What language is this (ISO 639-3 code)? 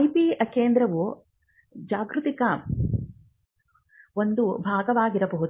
kan